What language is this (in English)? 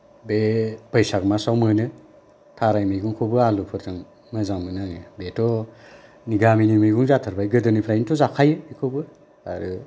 Bodo